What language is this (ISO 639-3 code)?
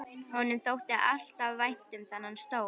isl